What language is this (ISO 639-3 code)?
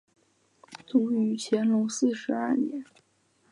zho